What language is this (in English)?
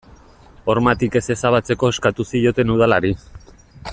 Basque